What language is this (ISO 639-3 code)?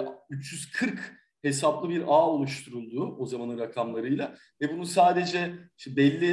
tur